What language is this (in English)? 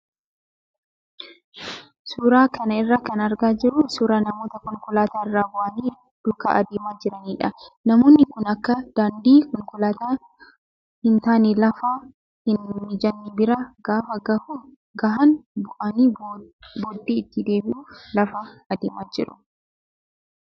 Oromo